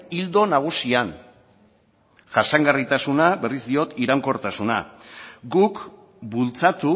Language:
Basque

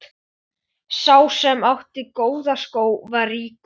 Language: Icelandic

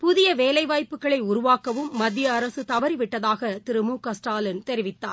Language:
Tamil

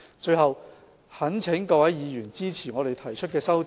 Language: Cantonese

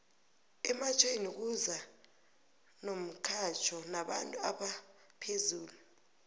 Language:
South Ndebele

